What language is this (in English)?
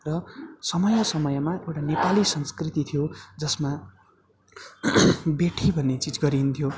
Nepali